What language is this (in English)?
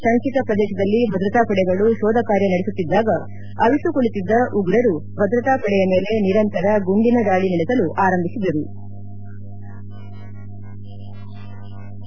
Kannada